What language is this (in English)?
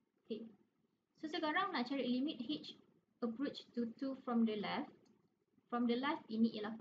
Malay